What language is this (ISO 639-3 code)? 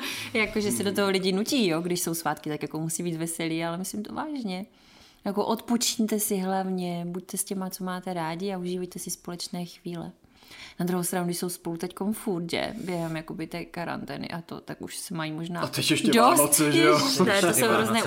ces